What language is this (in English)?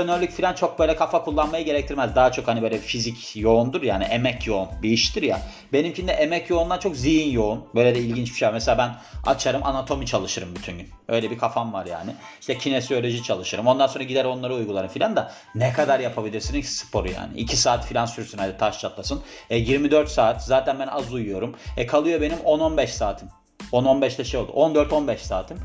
Turkish